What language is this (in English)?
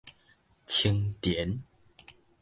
Min Nan Chinese